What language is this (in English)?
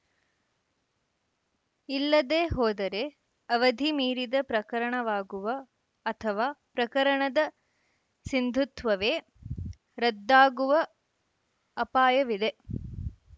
Kannada